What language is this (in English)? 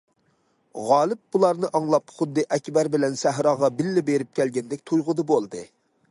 Uyghur